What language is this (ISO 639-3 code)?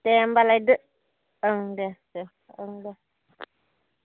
brx